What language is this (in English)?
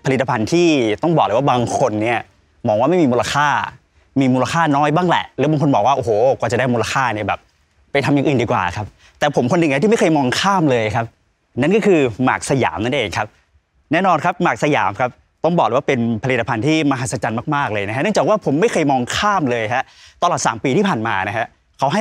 Thai